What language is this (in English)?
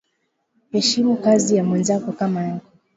Swahili